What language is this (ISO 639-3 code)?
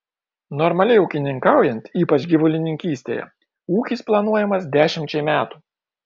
lit